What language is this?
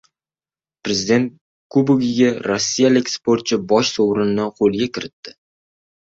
Uzbek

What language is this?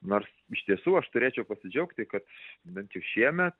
Lithuanian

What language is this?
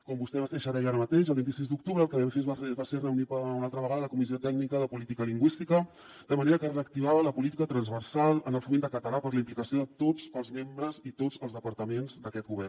Catalan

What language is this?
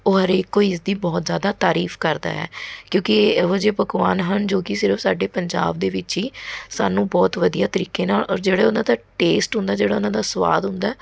Punjabi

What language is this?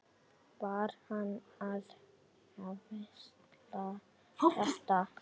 Icelandic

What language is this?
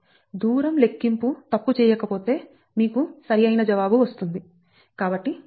Telugu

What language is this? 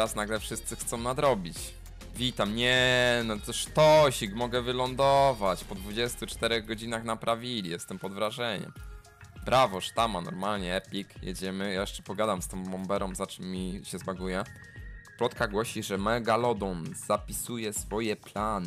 Polish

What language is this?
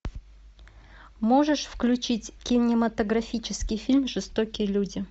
Russian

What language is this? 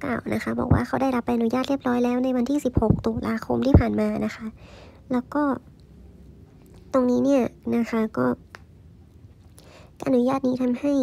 Thai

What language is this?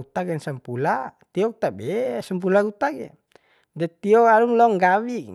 Bima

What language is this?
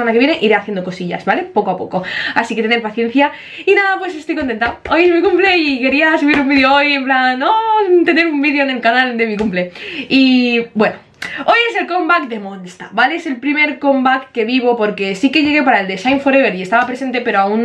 Spanish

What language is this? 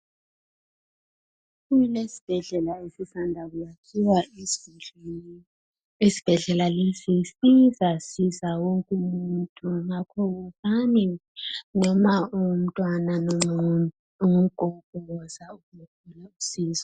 North Ndebele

